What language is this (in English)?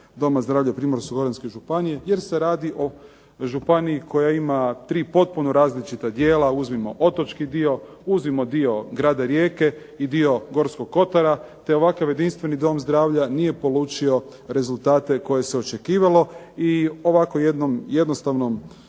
Croatian